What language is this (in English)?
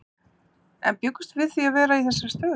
Icelandic